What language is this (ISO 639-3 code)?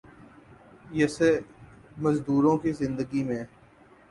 urd